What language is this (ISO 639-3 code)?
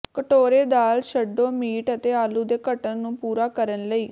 pan